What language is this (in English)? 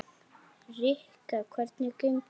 Icelandic